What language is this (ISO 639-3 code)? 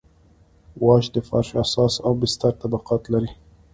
pus